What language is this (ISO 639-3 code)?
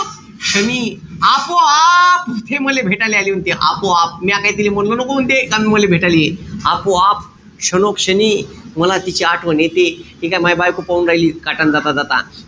mar